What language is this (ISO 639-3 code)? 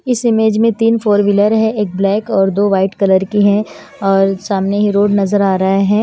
hin